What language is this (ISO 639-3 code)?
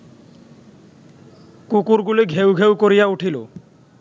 ben